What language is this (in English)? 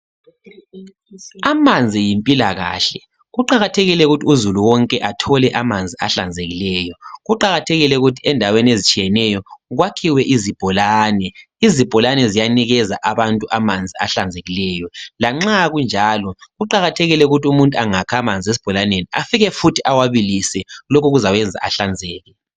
North Ndebele